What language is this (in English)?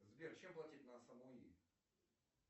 Russian